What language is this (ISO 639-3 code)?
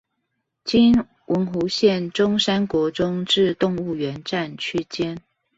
zho